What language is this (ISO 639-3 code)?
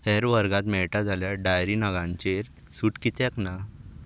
kok